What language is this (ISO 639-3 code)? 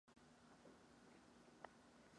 ces